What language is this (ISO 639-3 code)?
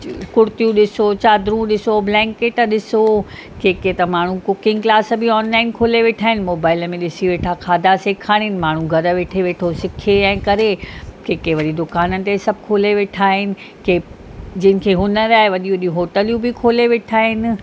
snd